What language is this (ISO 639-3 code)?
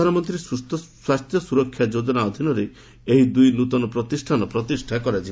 ori